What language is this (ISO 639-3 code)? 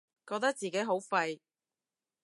yue